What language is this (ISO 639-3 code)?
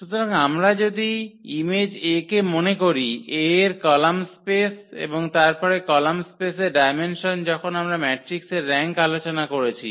ben